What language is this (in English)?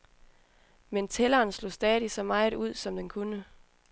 Danish